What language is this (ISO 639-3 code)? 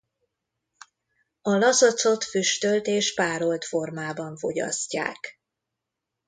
hun